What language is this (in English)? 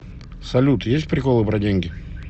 Russian